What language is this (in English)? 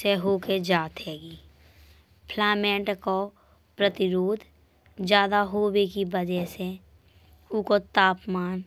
Bundeli